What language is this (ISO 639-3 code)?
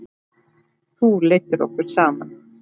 isl